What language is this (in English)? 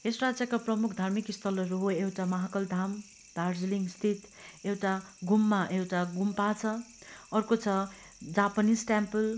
Nepali